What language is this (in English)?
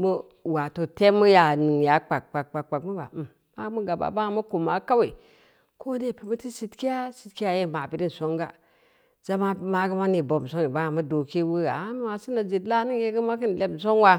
Samba Leko